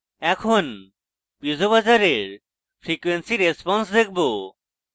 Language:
Bangla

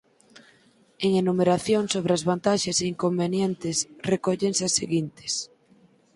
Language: Galician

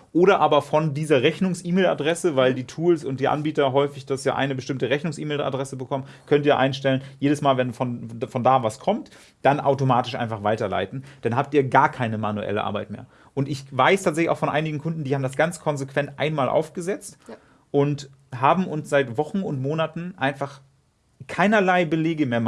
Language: German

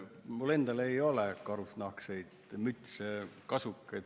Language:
Estonian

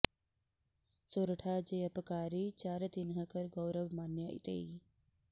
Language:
Sanskrit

